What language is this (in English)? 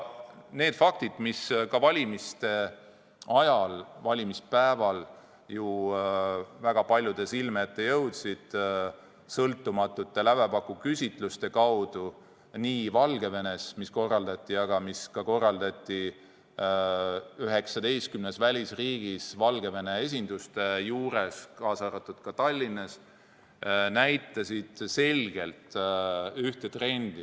Estonian